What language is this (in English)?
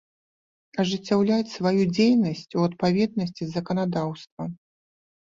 Belarusian